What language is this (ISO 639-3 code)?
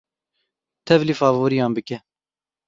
kur